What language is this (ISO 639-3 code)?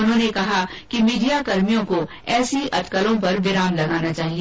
hin